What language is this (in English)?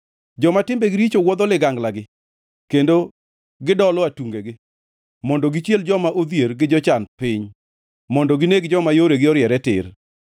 Luo (Kenya and Tanzania)